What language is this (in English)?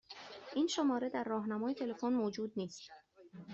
Persian